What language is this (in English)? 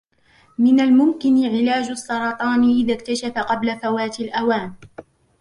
Arabic